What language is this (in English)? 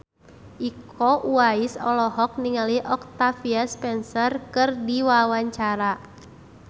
Sundanese